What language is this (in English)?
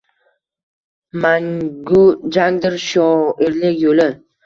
Uzbek